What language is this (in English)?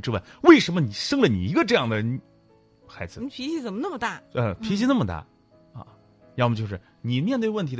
Chinese